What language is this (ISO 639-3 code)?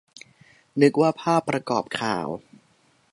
tha